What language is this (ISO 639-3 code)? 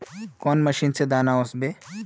mag